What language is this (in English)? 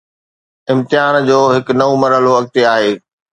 Sindhi